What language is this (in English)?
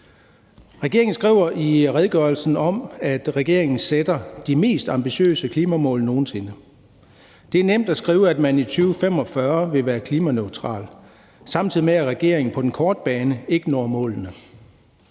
Danish